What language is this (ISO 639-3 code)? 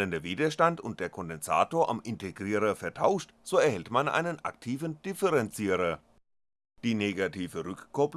deu